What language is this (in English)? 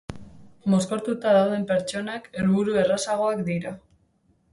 Basque